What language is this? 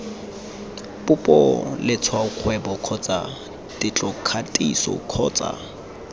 Tswana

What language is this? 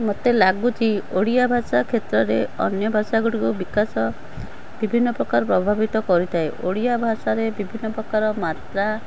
Odia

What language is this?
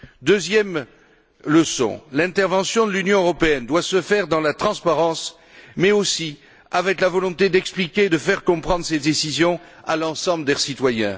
French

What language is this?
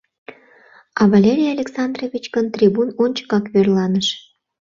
Mari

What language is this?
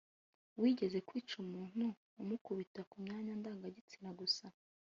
Kinyarwanda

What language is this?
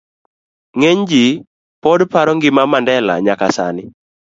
Luo (Kenya and Tanzania)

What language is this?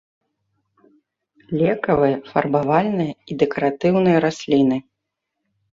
Belarusian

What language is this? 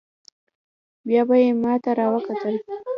Pashto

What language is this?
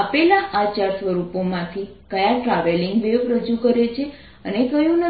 Gujarati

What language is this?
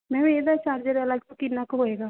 Punjabi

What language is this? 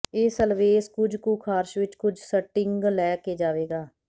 Punjabi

